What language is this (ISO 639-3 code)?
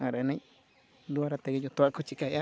sat